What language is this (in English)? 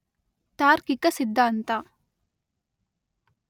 Kannada